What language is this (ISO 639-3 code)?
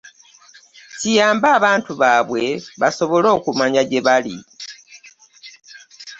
lug